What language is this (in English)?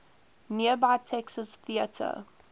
English